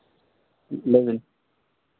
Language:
Santali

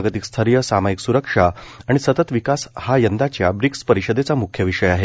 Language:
Marathi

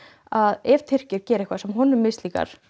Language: Icelandic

